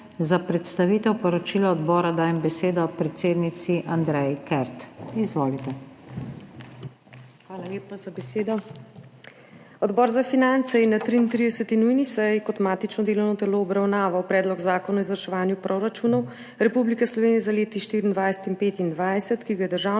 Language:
Slovenian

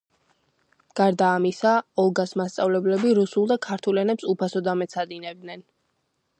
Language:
Georgian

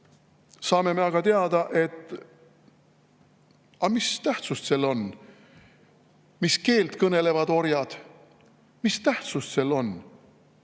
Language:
Estonian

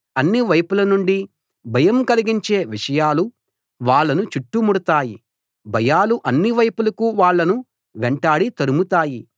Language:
Telugu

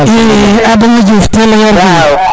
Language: Serer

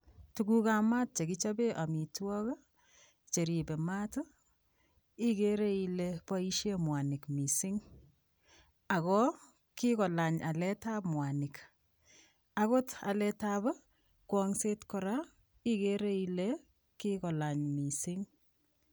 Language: Kalenjin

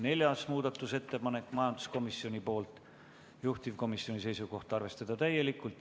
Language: Estonian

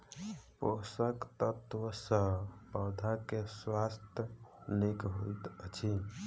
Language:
Maithili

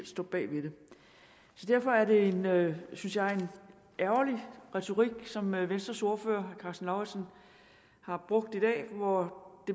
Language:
Danish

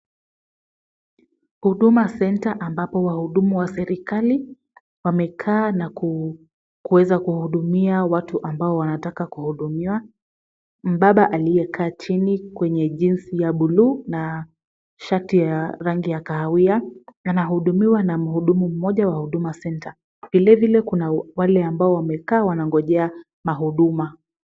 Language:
Swahili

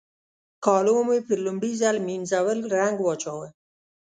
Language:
Pashto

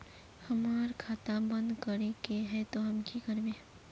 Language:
Magahi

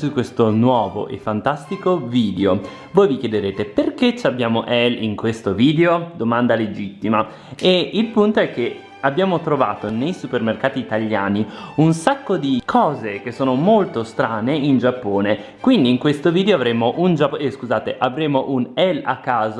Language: Italian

